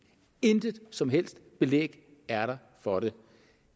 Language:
Danish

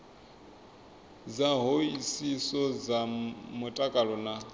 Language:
Venda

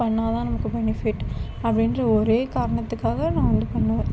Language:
Tamil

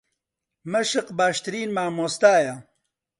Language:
Central Kurdish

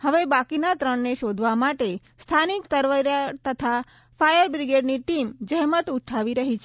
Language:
Gujarati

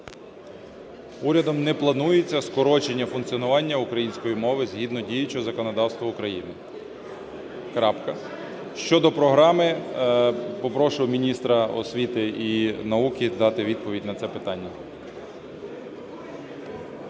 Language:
Ukrainian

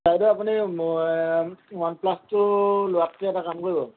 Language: Assamese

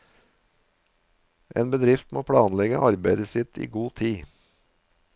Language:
Norwegian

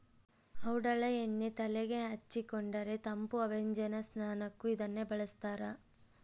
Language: Kannada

